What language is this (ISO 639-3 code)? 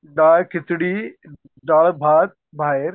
mar